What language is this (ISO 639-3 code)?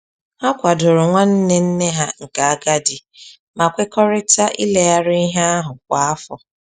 ibo